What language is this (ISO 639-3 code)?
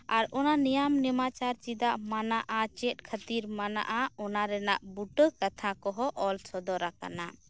sat